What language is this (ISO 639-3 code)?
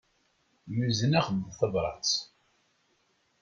kab